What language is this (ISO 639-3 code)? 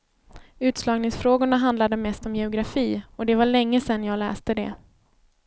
swe